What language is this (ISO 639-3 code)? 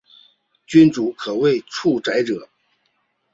zho